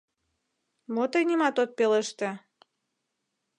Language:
Mari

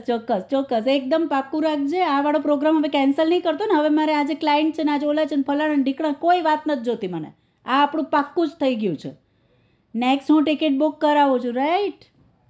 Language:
Gujarati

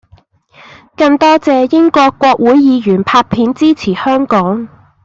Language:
Cantonese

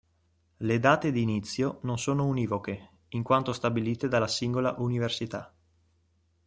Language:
Italian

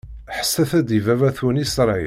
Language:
Kabyle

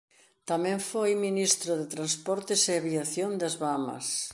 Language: Galician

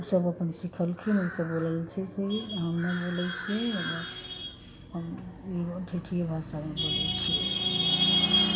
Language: Maithili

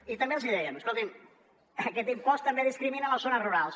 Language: Catalan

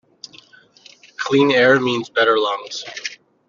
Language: English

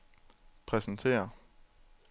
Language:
Danish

